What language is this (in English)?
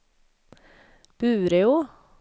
Swedish